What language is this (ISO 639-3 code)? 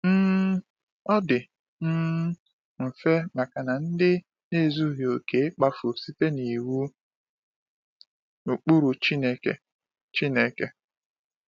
ibo